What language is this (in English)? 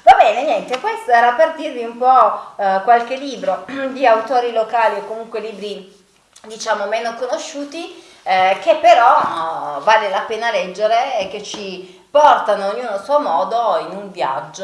Italian